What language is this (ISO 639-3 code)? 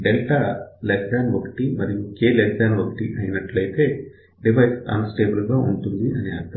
tel